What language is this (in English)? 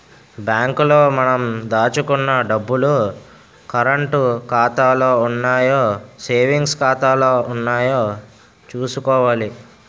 Telugu